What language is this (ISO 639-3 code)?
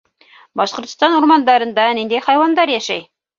bak